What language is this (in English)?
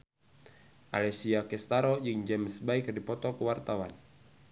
Sundanese